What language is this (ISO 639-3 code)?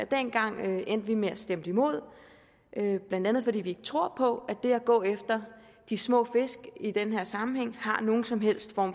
dan